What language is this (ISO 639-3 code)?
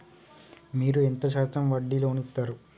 tel